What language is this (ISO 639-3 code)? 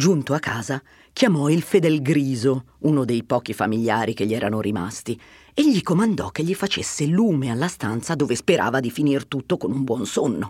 ita